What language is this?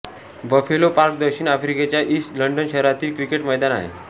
Marathi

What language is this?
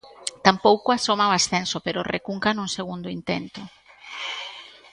Galician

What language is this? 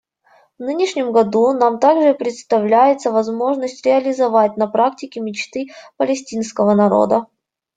Russian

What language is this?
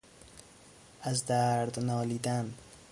Persian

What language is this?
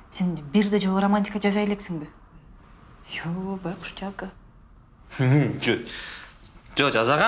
Russian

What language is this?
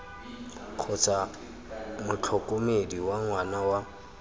Tswana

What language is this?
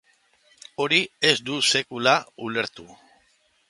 Basque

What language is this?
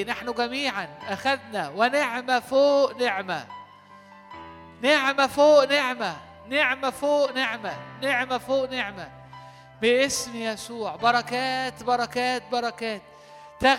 Arabic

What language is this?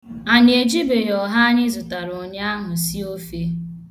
Igbo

